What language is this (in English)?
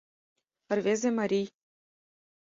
Mari